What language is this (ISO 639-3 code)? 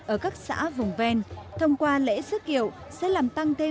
vie